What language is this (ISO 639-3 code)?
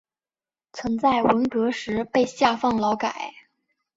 zho